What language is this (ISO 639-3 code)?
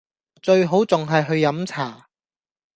yue